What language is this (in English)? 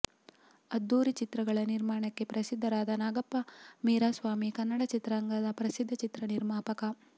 Kannada